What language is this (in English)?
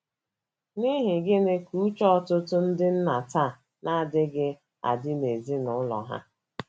Igbo